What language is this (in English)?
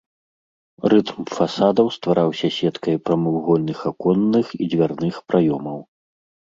Belarusian